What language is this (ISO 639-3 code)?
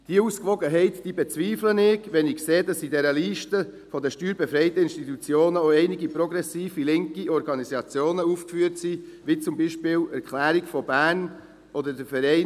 gsw